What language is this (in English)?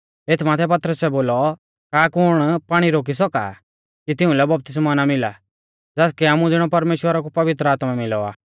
Mahasu Pahari